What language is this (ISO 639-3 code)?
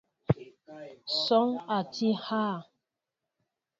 mbo